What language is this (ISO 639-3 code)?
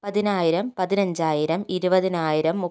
mal